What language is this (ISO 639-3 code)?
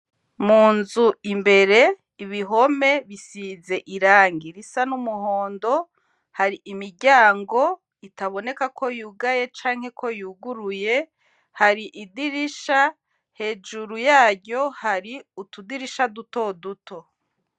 run